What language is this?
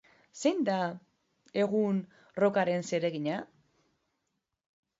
Basque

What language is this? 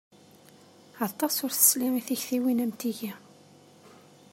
Kabyle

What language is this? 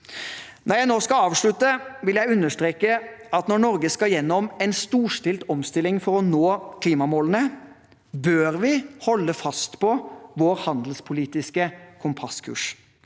Norwegian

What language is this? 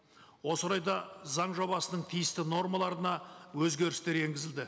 Kazakh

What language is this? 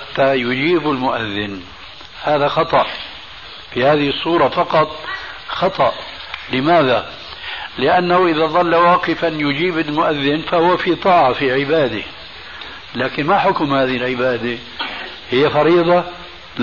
Arabic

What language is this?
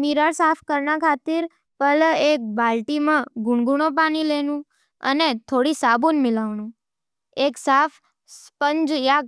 Nimadi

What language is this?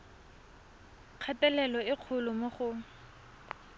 Tswana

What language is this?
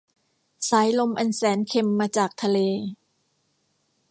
Thai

